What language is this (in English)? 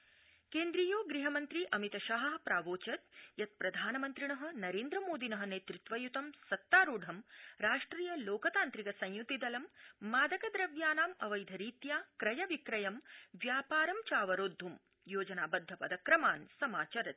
Sanskrit